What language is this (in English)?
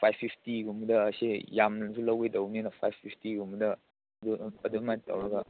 Manipuri